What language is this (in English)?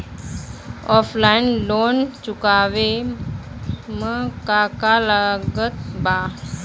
Bhojpuri